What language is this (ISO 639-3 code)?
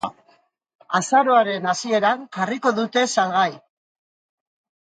eus